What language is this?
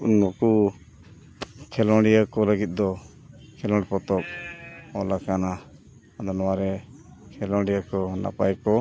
Santali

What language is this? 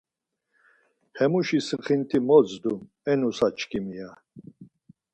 Laz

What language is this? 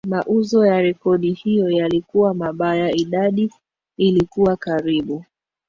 Swahili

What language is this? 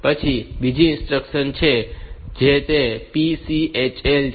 Gujarati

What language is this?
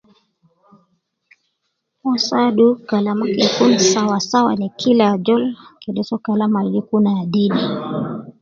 Nubi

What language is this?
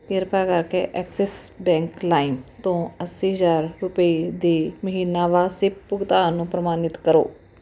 Punjabi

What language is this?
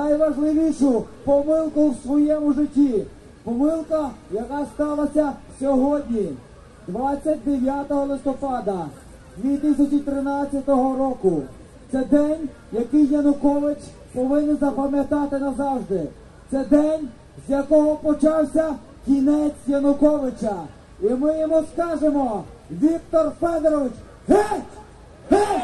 Ukrainian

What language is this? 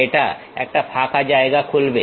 Bangla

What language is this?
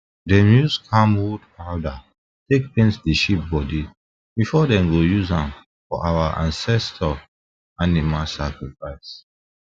Nigerian Pidgin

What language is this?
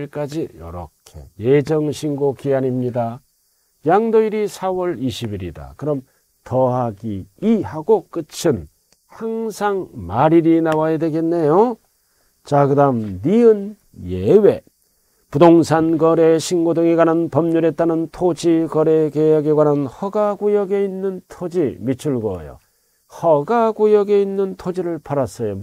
Korean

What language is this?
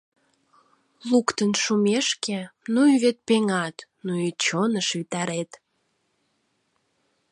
Mari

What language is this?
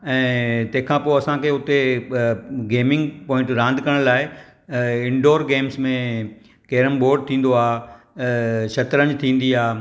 Sindhi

